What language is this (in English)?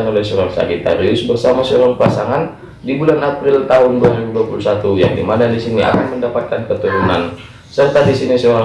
Indonesian